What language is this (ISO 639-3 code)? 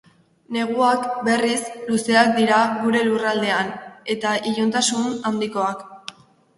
eus